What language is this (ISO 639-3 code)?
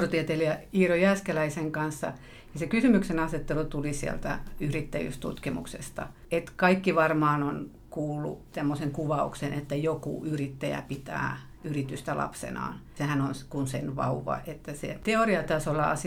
fin